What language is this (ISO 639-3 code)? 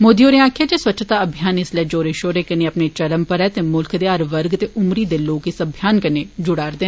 doi